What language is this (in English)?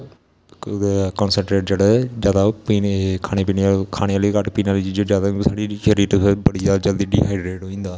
Dogri